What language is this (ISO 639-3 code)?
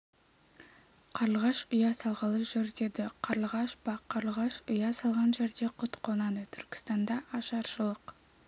kaz